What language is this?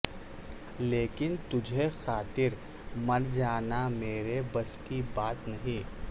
Urdu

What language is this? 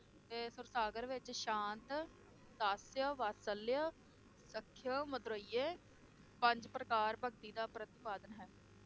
Punjabi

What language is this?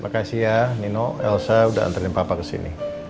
Indonesian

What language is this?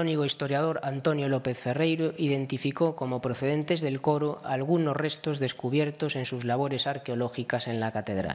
Spanish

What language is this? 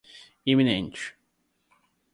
Portuguese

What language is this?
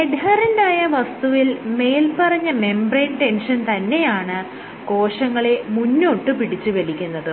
Malayalam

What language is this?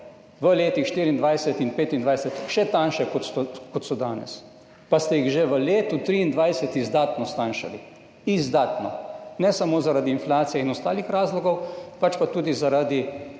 Slovenian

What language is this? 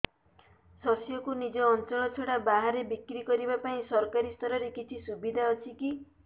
Odia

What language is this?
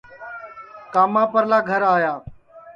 Sansi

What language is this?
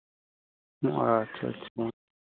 Hindi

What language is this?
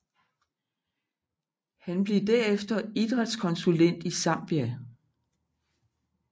Danish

